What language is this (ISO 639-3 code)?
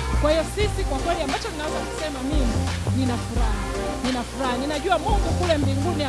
swa